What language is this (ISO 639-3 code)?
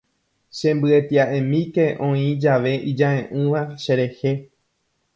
grn